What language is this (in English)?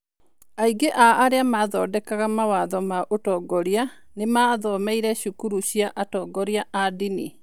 Kikuyu